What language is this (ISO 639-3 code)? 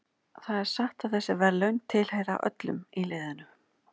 isl